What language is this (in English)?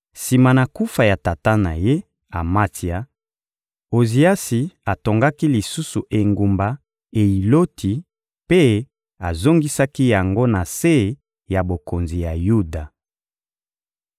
Lingala